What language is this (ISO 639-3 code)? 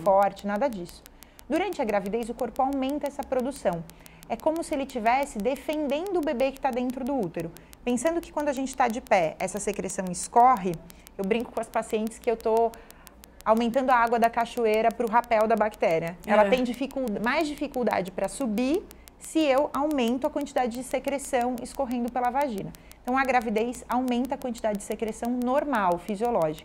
por